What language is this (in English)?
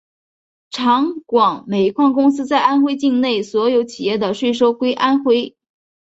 Chinese